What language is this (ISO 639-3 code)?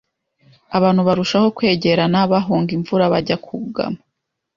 kin